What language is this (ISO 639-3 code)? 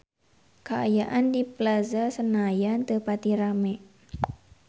sun